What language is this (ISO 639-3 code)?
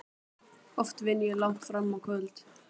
isl